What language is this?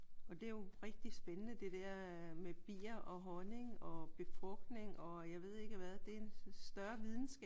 Danish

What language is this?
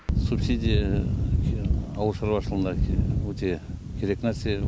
Kazakh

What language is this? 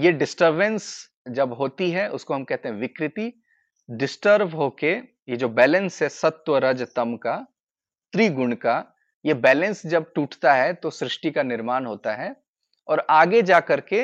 Hindi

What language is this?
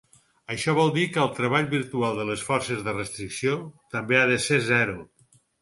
Catalan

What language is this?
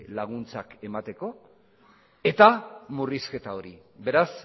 Basque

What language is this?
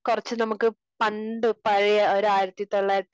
Malayalam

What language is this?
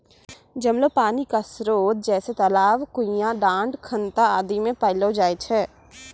Maithili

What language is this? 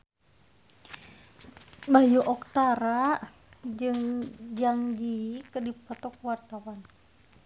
Sundanese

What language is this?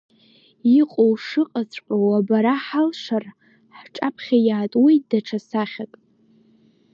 Abkhazian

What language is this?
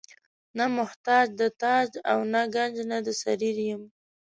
Pashto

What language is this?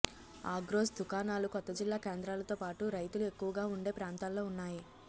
Telugu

